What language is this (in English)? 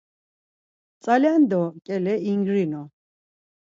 Laz